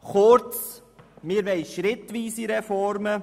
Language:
Swiss German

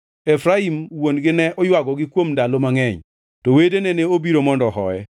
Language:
Luo (Kenya and Tanzania)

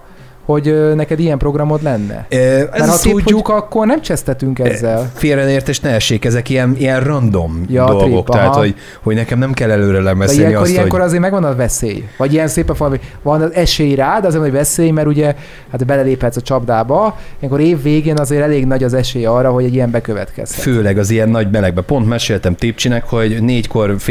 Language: Hungarian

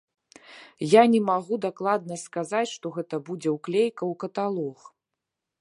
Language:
Belarusian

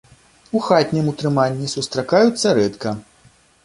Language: Belarusian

